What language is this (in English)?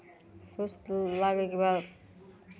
Maithili